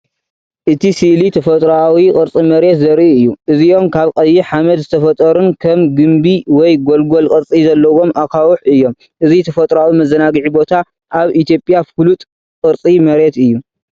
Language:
Tigrinya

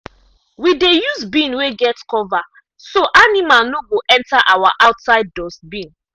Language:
Nigerian Pidgin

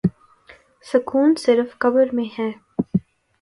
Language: Urdu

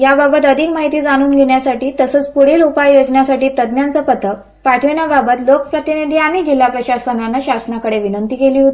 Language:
Marathi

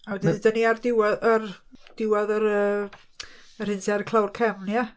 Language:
Welsh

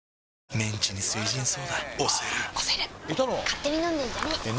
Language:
Japanese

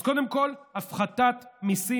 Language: Hebrew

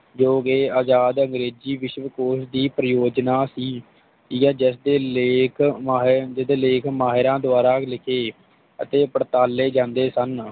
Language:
Punjabi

